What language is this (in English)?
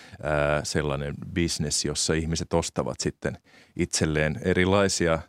Finnish